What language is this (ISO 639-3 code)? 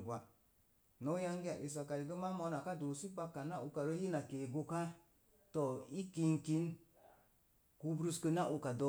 ver